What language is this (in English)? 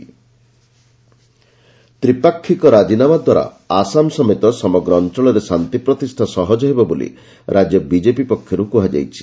Odia